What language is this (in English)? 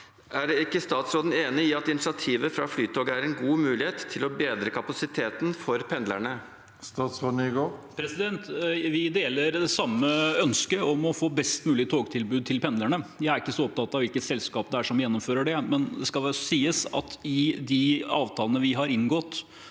Norwegian